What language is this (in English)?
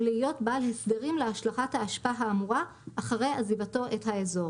Hebrew